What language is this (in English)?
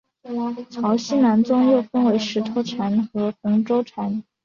Chinese